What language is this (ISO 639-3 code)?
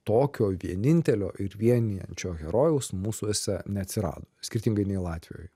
lit